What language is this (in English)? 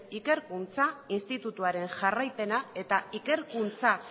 Basque